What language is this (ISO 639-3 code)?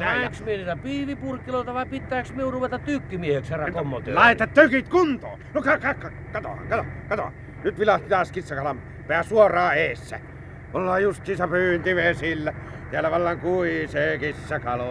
fin